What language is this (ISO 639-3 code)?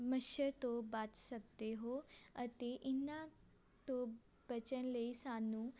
pan